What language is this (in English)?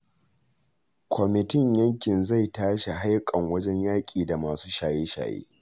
Hausa